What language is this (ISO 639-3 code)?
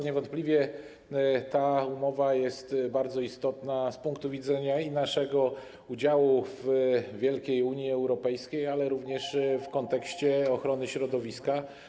pol